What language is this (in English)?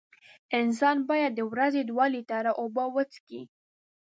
Pashto